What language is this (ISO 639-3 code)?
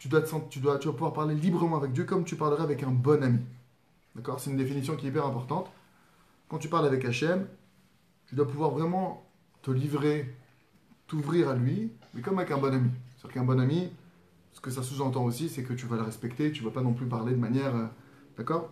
fra